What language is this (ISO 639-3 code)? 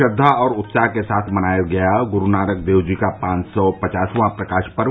hin